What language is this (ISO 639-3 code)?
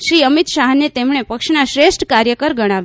guj